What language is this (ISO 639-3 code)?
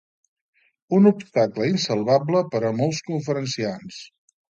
cat